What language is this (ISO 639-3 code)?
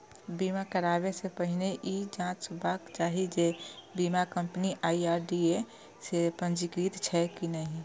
mai